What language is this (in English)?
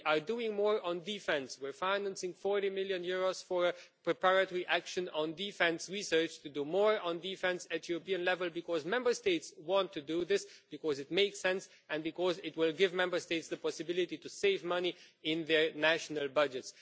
English